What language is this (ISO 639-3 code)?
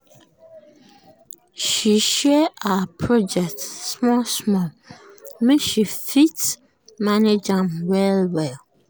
pcm